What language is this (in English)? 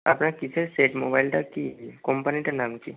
Bangla